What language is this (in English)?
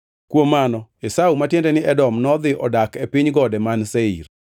Luo (Kenya and Tanzania)